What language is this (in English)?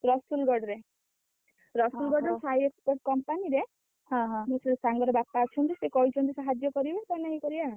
Odia